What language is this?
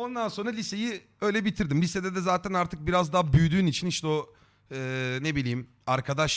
Turkish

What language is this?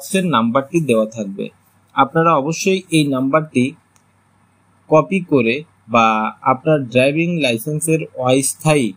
Hindi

